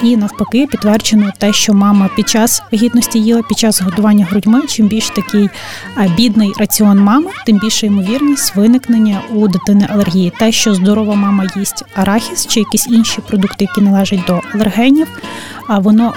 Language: Ukrainian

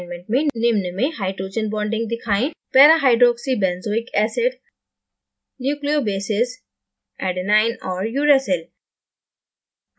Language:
Hindi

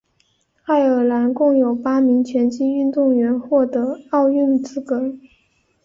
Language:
Chinese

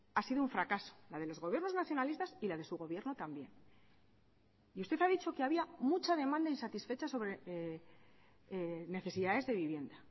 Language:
Spanish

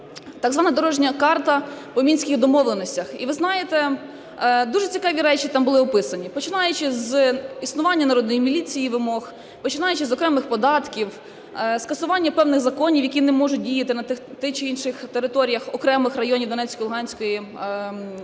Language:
Ukrainian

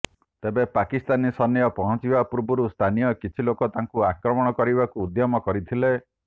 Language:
Odia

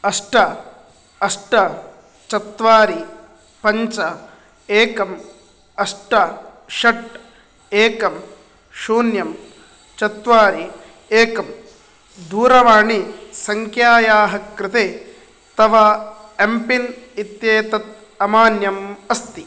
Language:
Sanskrit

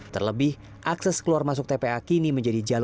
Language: Indonesian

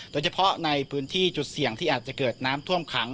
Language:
Thai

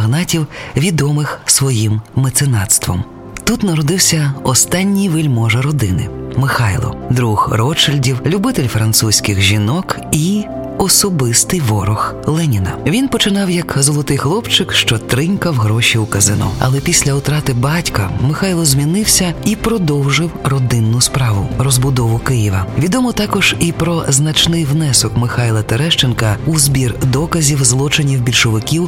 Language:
Ukrainian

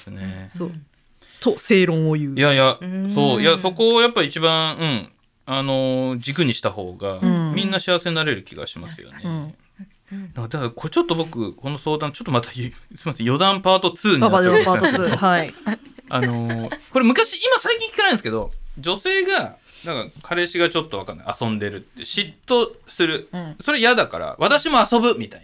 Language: Japanese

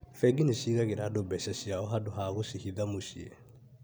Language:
Kikuyu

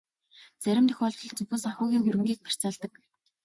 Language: Mongolian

